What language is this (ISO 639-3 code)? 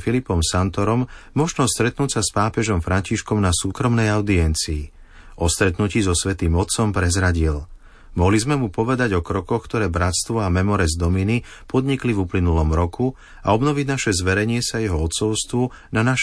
slk